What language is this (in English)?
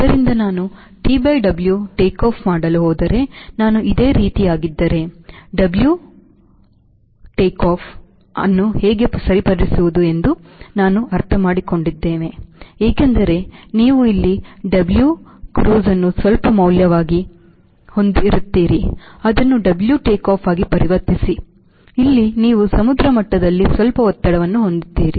Kannada